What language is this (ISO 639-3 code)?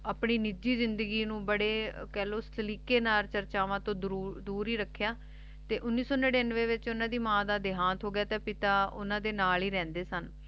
pan